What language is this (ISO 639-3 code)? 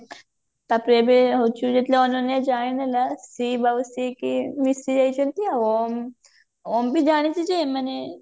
ori